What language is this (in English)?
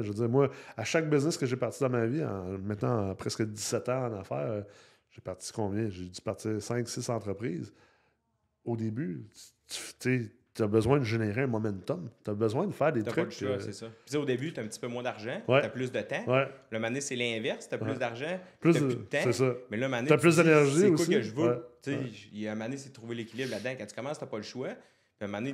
French